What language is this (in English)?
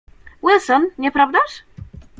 Polish